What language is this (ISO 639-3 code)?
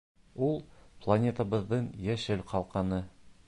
bak